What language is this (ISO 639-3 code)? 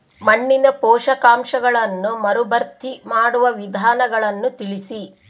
kan